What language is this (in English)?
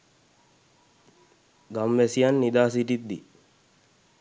Sinhala